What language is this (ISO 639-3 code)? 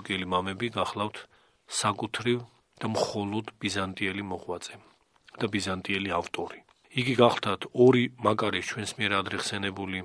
ron